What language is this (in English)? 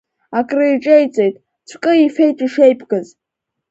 Abkhazian